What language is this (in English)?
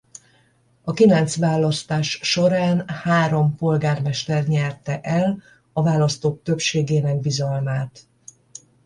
Hungarian